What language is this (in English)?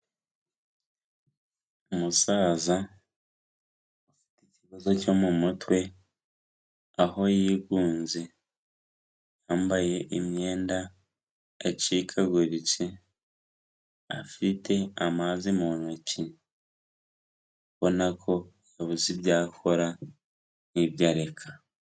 Kinyarwanda